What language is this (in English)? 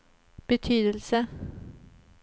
Swedish